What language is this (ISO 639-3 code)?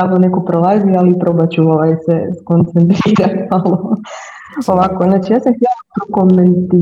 hrv